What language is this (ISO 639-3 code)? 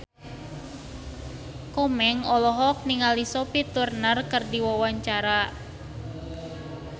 sun